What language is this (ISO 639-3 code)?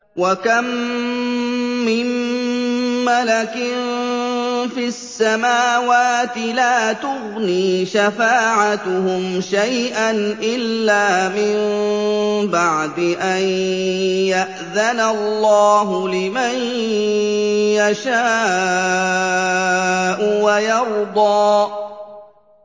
ara